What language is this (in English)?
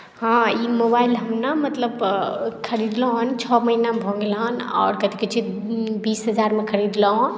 Maithili